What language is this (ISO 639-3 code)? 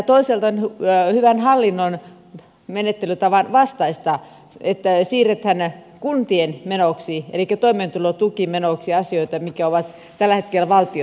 fin